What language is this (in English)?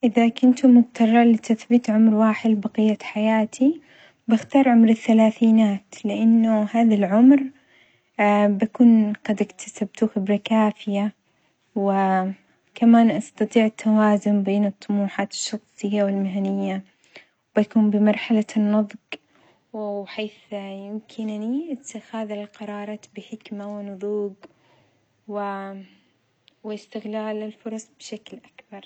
Omani Arabic